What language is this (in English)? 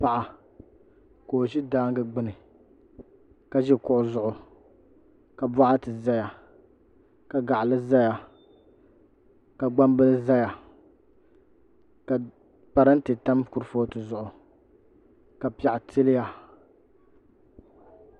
Dagbani